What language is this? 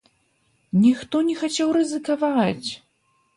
Belarusian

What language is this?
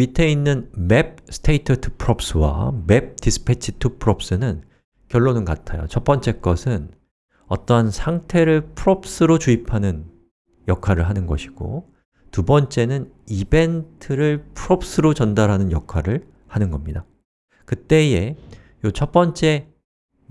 Korean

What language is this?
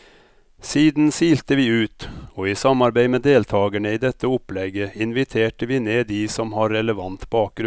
Norwegian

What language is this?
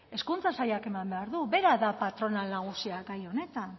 Basque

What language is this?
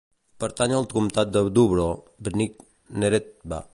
Catalan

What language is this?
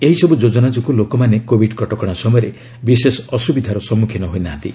Odia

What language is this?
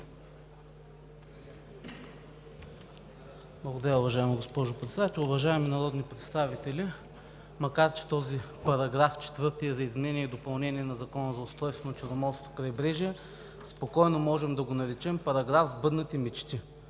Bulgarian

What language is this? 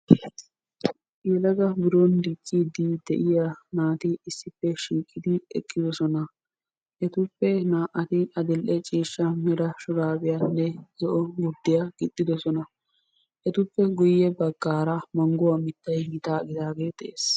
Wolaytta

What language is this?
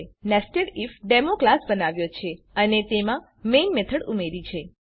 Gujarati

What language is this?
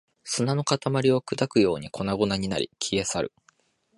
Japanese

